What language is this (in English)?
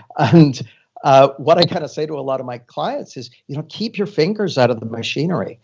English